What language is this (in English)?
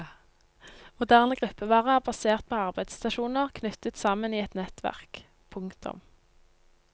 Norwegian